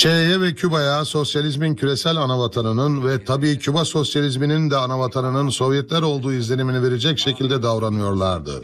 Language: Turkish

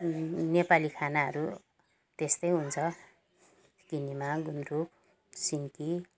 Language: Nepali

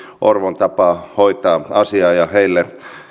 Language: Finnish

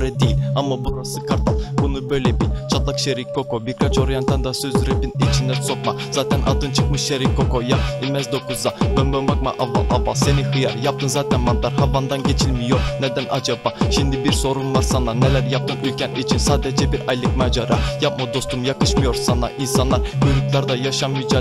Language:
Turkish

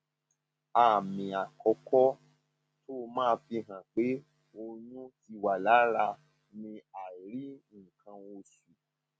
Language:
Yoruba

